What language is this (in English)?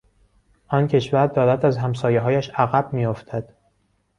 Persian